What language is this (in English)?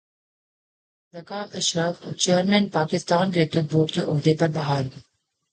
Urdu